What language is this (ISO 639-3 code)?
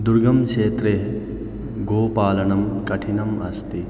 san